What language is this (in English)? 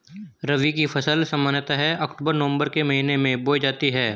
Hindi